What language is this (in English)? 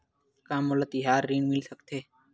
Chhattisgarhi